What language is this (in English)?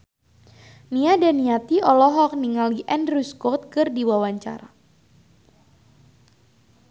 Sundanese